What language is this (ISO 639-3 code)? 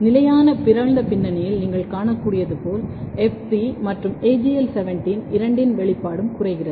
tam